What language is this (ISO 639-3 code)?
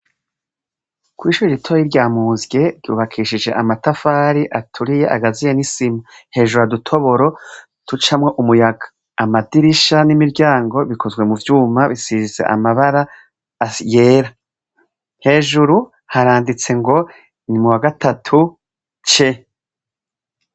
run